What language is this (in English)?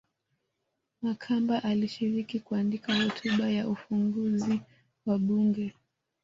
Swahili